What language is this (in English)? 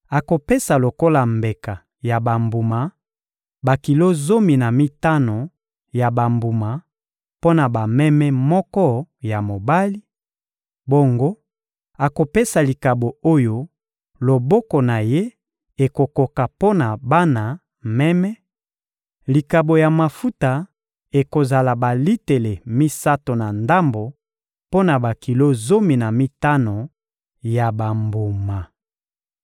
Lingala